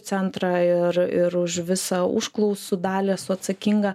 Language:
Lithuanian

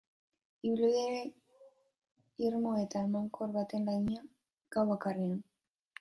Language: Basque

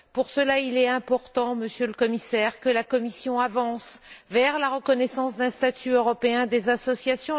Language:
French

